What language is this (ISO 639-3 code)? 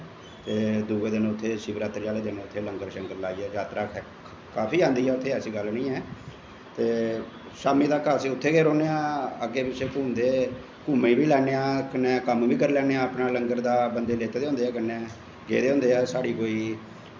doi